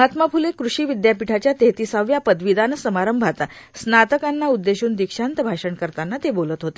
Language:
Marathi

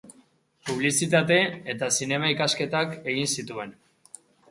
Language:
Basque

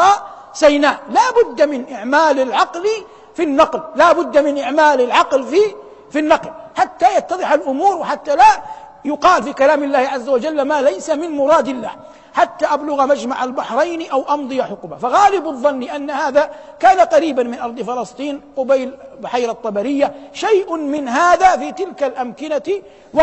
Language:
Arabic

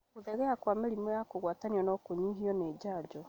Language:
Kikuyu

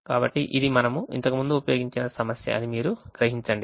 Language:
Telugu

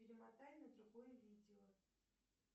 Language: Russian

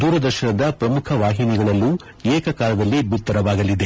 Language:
Kannada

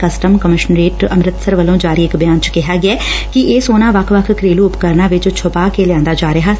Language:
Punjabi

